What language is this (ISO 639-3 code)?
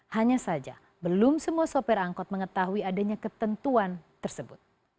ind